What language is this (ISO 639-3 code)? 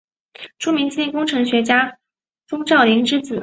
zho